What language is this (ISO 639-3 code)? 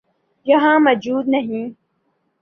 urd